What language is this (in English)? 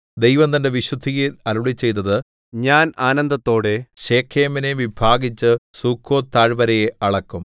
Malayalam